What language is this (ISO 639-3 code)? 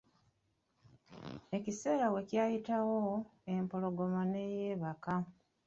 lug